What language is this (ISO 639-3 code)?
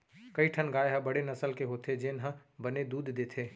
hne